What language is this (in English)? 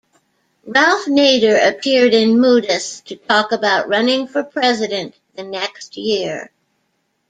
English